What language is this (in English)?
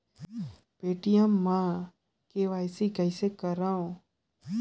Chhattisgarhi